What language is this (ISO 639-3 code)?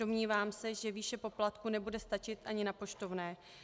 ces